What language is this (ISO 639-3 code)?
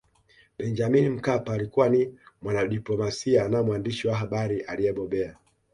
swa